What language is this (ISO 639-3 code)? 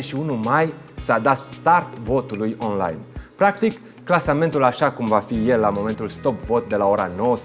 ron